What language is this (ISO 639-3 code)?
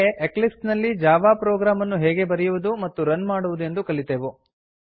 kan